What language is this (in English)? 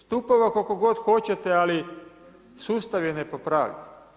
Croatian